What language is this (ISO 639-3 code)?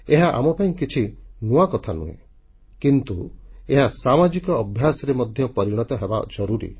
ori